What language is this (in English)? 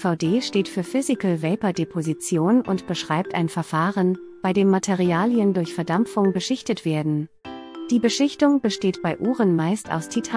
German